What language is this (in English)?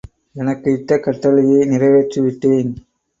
Tamil